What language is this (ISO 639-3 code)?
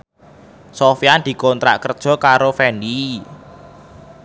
jav